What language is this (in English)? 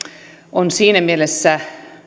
Finnish